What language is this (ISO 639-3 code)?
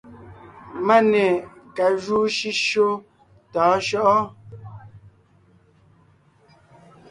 nnh